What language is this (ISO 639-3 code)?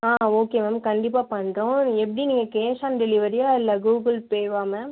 tam